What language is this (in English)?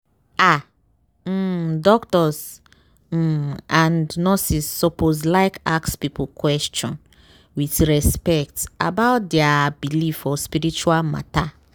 Nigerian Pidgin